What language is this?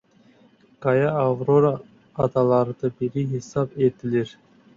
Azerbaijani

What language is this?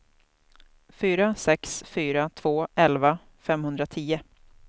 Swedish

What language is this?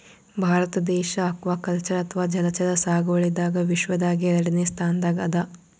Kannada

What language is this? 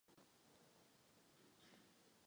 Czech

